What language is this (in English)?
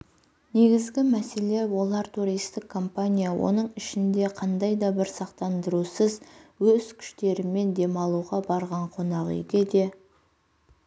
Kazakh